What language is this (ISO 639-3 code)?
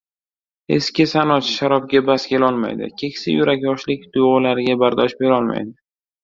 uzb